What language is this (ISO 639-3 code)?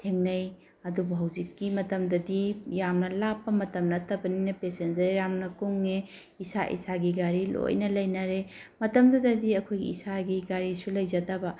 mni